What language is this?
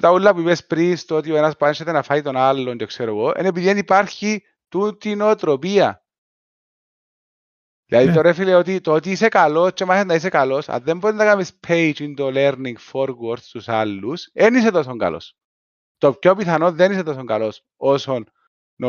Greek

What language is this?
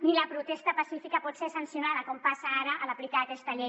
Catalan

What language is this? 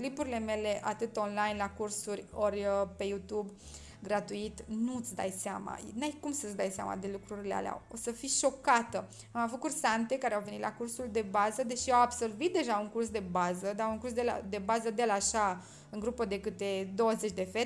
Romanian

